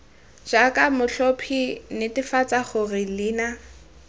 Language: Tswana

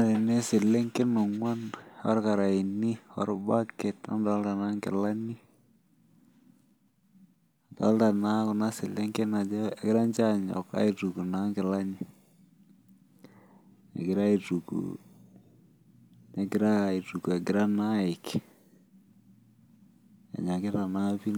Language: Masai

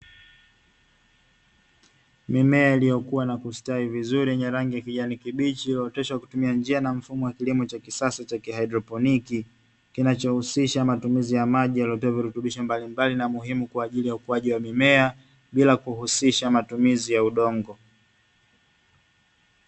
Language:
Swahili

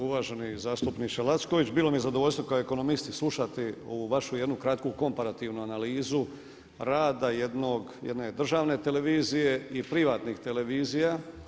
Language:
Croatian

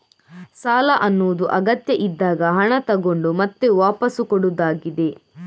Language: Kannada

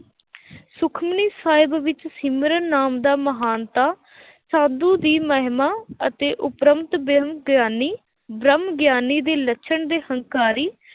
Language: Punjabi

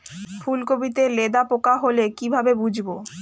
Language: Bangla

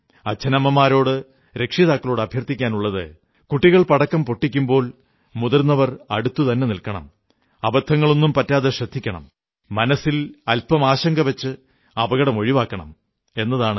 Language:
Malayalam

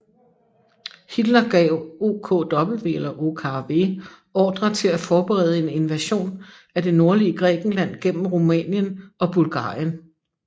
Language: Danish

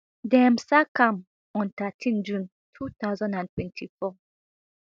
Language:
Nigerian Pidgin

